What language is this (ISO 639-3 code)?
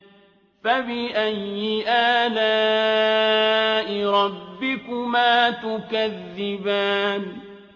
ara